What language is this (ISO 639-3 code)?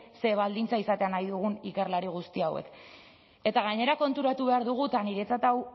eus